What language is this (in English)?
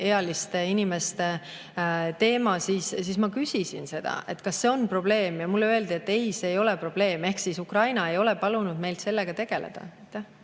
Estonian